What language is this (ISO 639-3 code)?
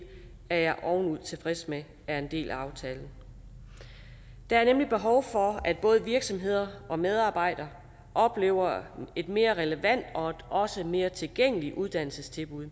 dan